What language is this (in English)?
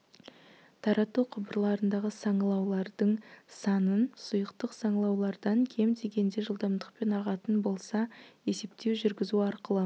Kazakh